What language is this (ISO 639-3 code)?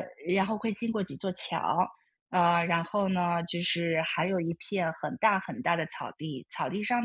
zho